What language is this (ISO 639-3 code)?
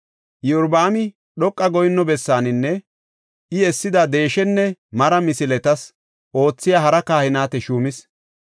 gof